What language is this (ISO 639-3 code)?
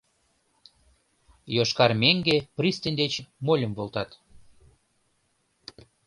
chm